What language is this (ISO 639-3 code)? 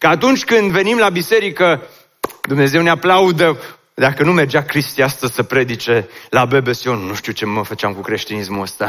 ron